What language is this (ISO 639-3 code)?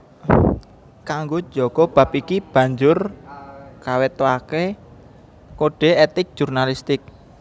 jav